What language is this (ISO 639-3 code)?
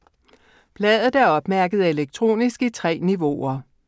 dan